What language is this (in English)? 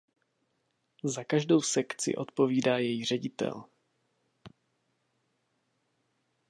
Czech